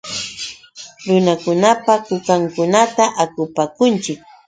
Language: Yauyos Quechua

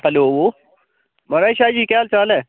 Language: Dogri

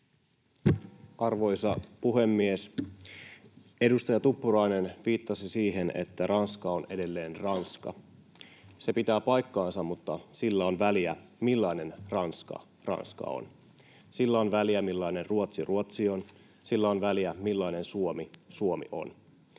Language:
Finnish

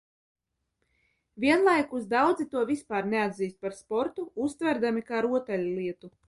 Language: Latvian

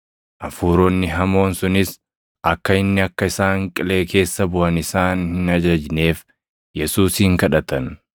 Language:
Oromo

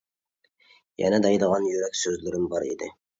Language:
Uyghur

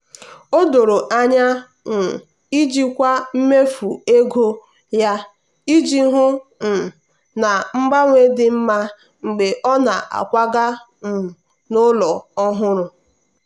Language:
Igbo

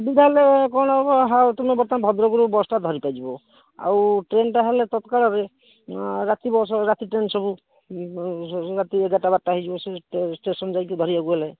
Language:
Odia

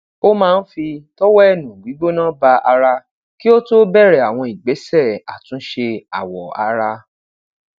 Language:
Yoruba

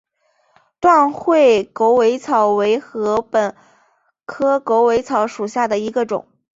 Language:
Chinese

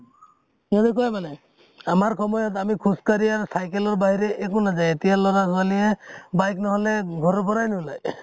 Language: Assamese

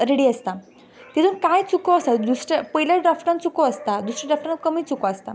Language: Konkani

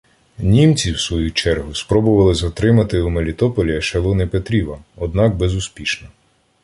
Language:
Ukrainian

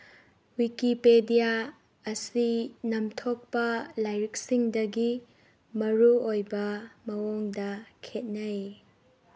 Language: Manipuri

